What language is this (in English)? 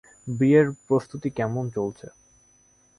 Bangla